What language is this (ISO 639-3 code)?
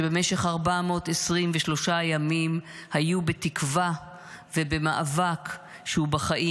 heb